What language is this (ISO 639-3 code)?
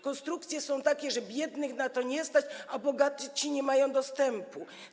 pol